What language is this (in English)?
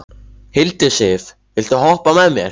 Icelandic